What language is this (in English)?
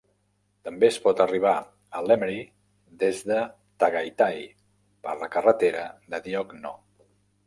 Catalan